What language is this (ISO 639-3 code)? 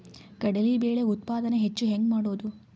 kan